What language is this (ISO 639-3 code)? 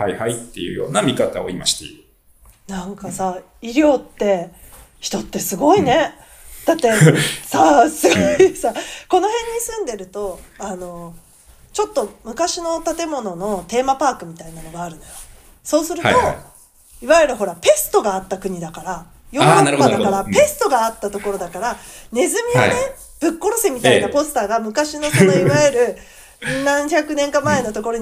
jpn